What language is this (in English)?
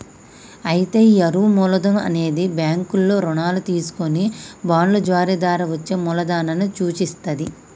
Telugu